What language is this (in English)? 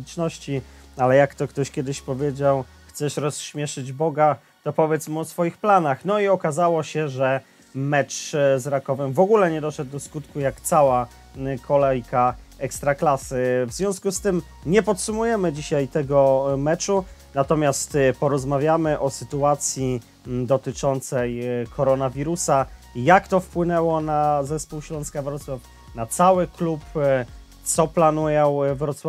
Polish